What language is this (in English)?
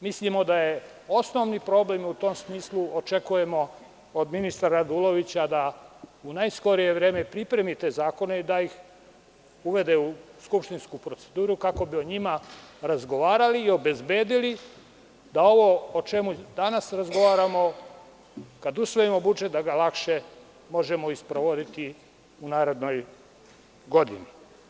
Serbian